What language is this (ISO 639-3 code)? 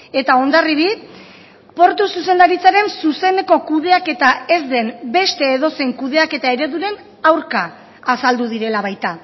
eus